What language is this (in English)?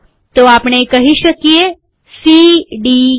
Gujarati